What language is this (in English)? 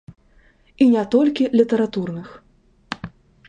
Belarusian